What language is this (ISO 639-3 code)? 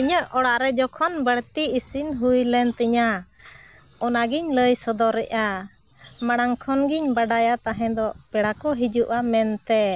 sat